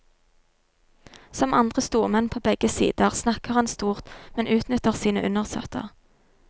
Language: Norwegian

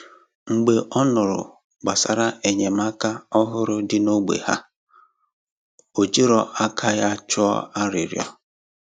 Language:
Igbo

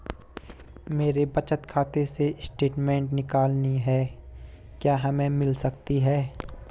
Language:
Hindi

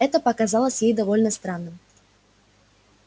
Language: Russian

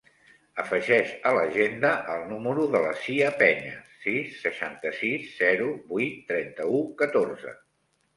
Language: Catalan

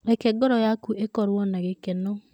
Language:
Kikuyu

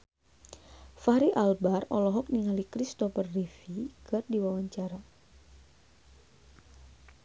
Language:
Sundanese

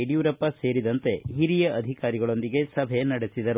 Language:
Kannada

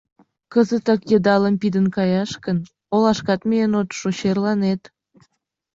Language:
Mari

